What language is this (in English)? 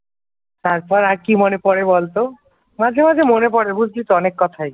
Bangla